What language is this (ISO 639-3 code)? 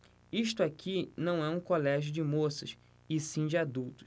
por